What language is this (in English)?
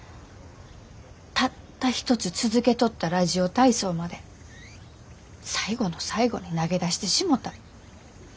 Japanese